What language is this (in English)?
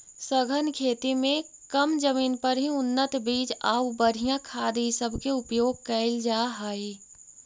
Magahi